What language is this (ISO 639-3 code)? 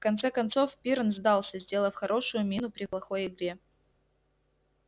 rus